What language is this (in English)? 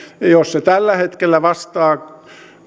Finnish